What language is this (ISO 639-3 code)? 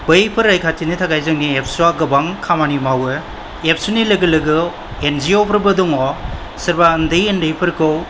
brx